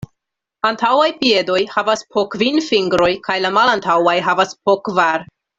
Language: Esperanto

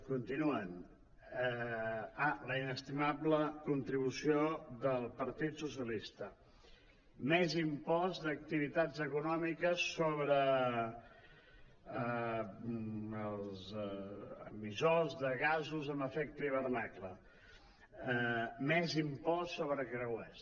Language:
Catalan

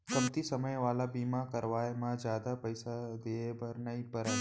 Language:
Chhattisgarhi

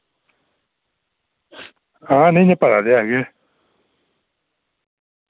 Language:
Dogri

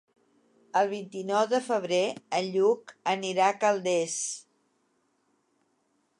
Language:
Catalan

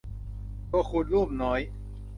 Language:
Thai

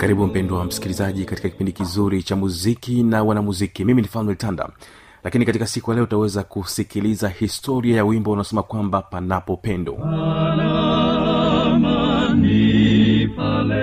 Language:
Swahili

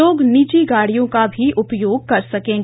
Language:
Hindi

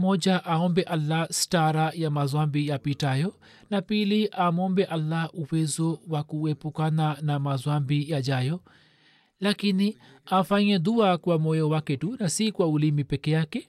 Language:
Swahili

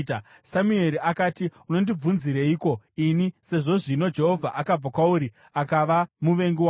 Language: Shona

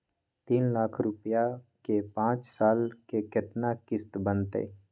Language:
Magahi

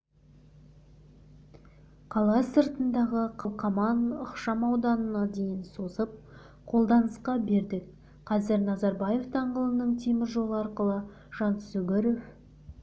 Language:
Kazakh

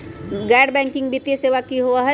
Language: Magahi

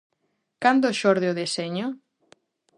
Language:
Galician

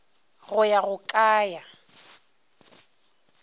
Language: Northern Sotho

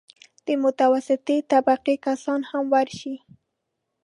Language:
Pashto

